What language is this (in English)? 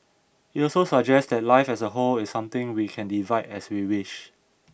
English